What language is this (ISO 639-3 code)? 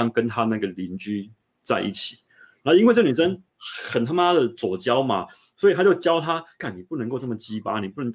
zho